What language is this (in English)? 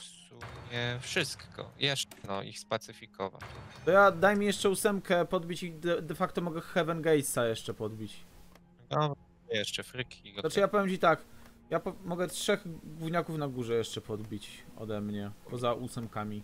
Polish